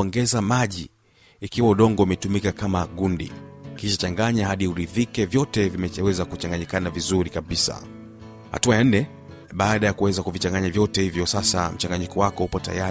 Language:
Swahili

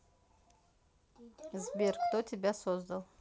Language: Russian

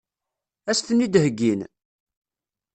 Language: Kabyle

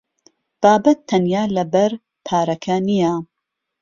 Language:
Central Kurdish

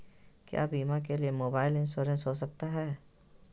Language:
Magahi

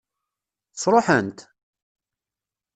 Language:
Kabyle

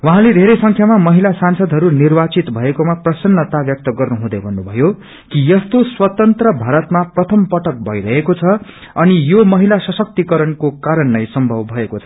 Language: Nepali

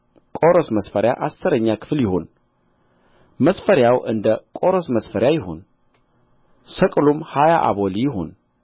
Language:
Amharic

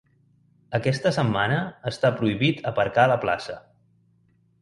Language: Catalan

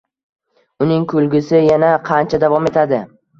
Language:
Uzbek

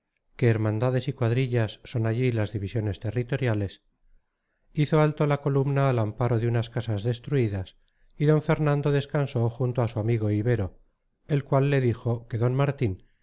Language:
Spanish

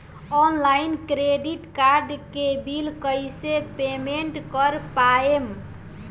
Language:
Bhojpuri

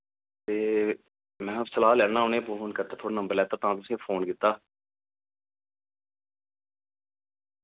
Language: Dogri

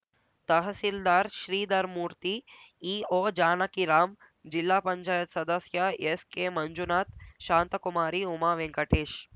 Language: Kannada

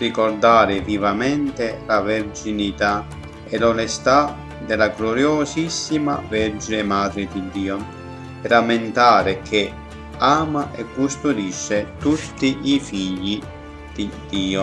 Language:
Italian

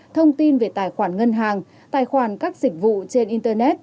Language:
Vietnamese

